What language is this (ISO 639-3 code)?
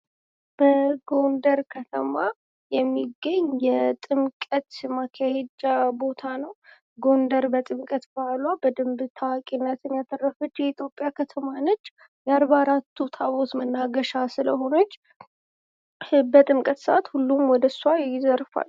amh